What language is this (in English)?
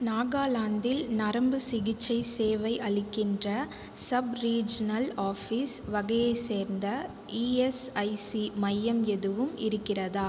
Tamil